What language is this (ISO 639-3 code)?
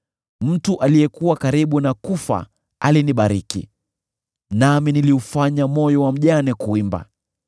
swa